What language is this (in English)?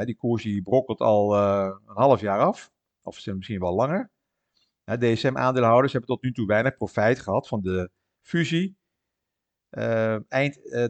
Dutch